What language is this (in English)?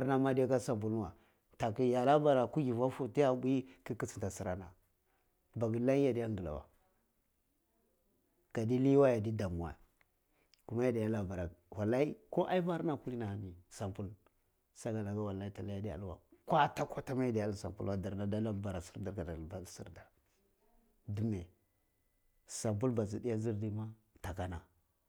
Cibak